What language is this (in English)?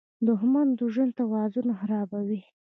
Pashto